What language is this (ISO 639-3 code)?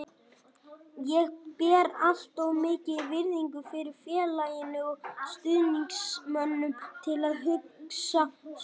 isl